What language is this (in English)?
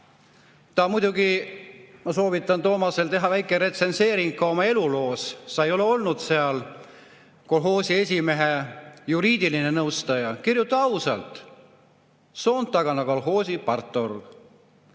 Estonian